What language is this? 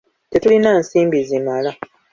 Ganda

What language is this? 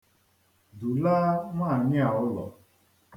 Igbo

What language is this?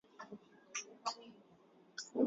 Swahili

